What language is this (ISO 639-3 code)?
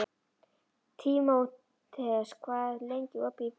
isl